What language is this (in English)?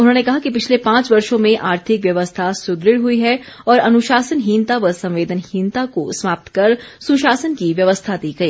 Hindi